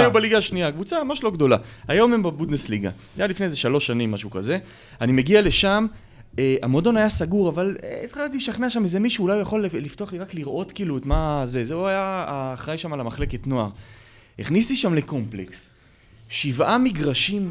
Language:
Hebrew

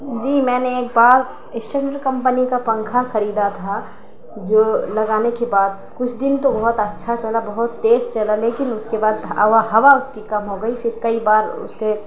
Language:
Urdu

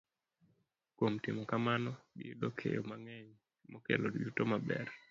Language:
Luo (Kenya and Tanzania)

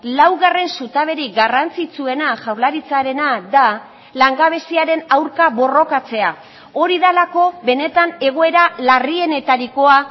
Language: Basque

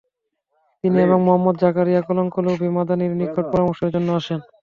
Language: Bangla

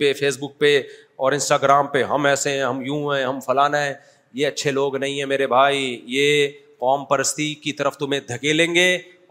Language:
Urdu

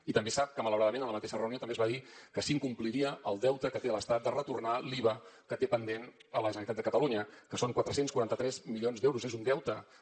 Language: Catalan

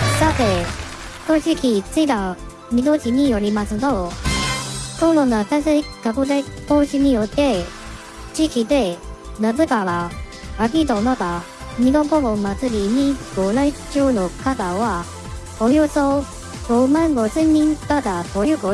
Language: Japanese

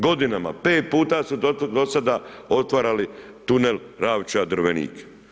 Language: Croatian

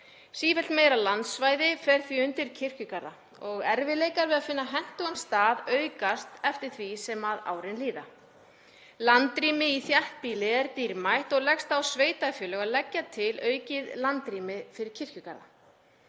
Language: Icelandic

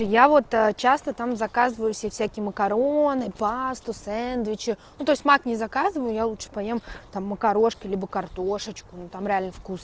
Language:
Russian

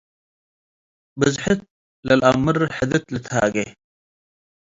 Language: Tigre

